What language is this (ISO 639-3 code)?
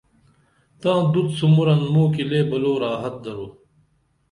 dml